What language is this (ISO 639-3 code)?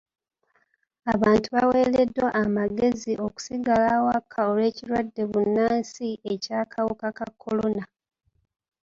lug